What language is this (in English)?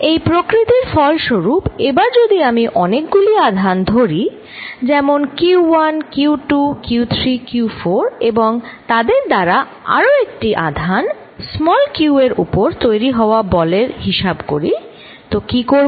Bangla